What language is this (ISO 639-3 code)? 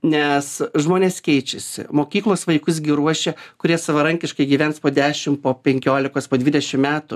lit